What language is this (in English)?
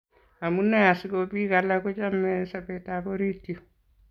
Kalenjin